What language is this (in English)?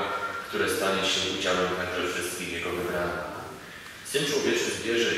Polish